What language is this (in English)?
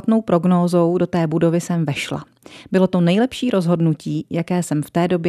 Czech